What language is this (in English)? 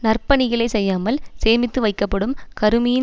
Tamil